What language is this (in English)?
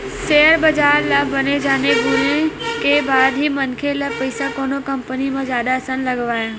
Chhattisgarhi